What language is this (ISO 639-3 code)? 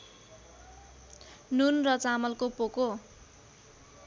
nep